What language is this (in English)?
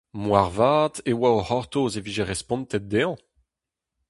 Breton